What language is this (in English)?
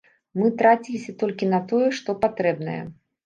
Belarusian